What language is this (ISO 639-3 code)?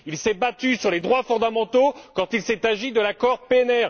fra